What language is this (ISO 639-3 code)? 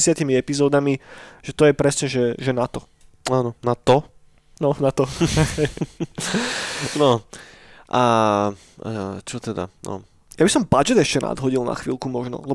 slk